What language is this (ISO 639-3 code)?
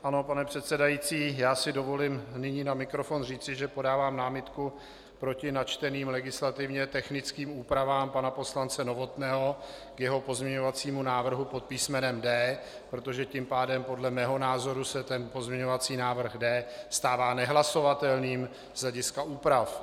ces